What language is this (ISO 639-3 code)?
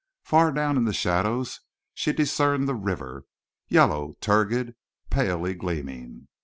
eng